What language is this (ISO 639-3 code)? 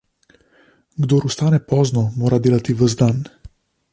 slv